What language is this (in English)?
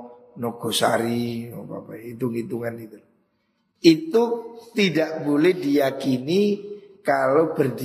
Indonesian